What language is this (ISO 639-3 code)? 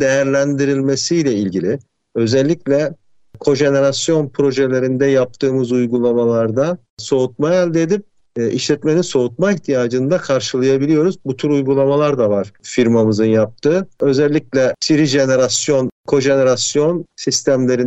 tur